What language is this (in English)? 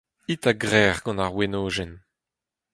Breton